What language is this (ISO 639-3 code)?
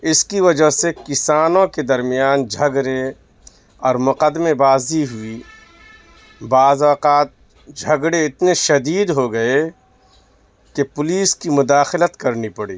urd